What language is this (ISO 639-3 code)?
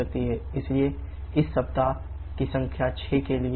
hin